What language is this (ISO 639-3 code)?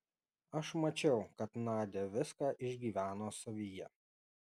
lit